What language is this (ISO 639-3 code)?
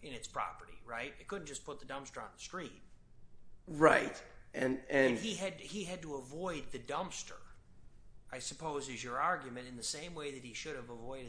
eng